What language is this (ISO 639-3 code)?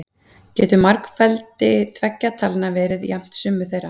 isl